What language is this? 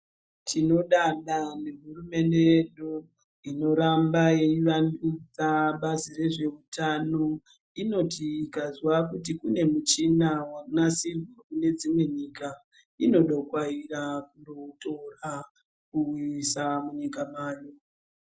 Ndau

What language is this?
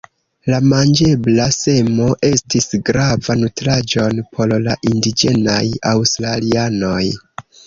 Esperanto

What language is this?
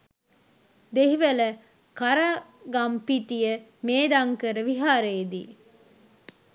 Sinhala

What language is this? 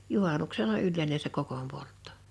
Finnish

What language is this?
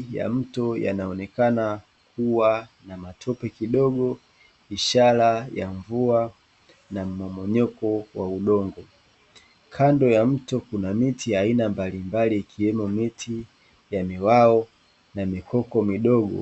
Swahili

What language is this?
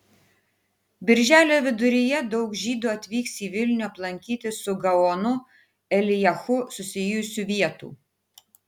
Lithuanian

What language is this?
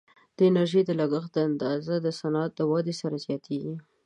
Pashto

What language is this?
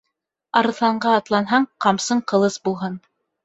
Bashkir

